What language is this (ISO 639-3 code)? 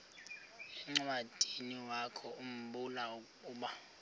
xho